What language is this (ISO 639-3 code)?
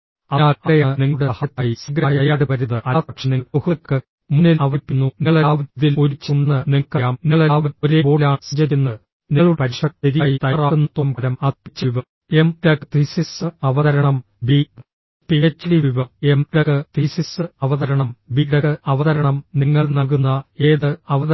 mal